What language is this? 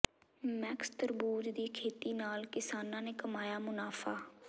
Punjabi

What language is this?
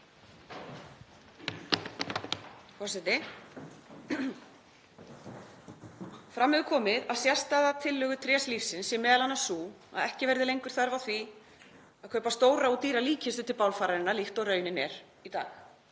Icelandic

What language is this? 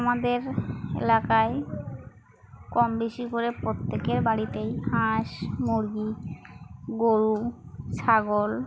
Bangla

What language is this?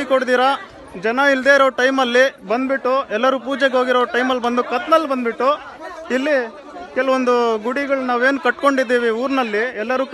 Romanian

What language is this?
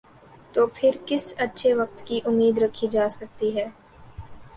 Urdu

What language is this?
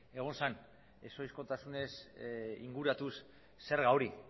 Basque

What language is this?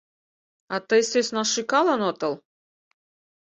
Mari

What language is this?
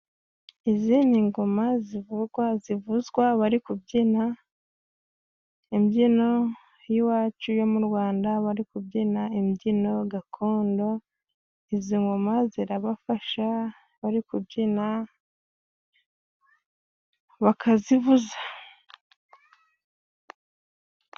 Kinyarwanda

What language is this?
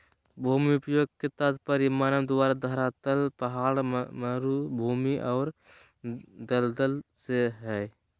Magahi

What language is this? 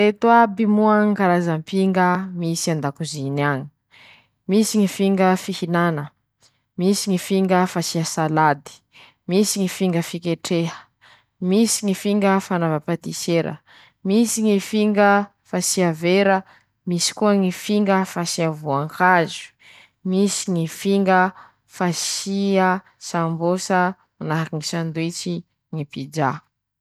Masikoro Malagasy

